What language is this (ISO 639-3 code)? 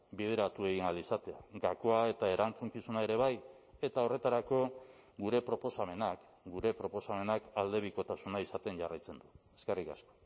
eus